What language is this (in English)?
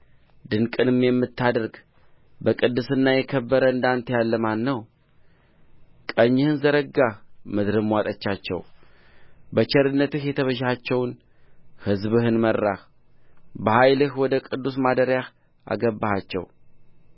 Amharic